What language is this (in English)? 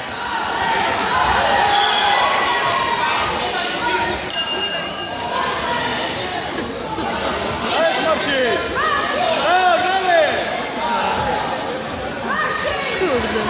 Polish